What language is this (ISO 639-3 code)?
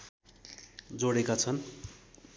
nep